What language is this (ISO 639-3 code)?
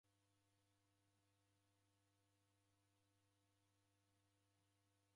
dav